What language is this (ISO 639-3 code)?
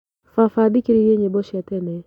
kik